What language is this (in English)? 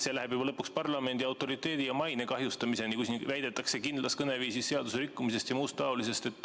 Estonian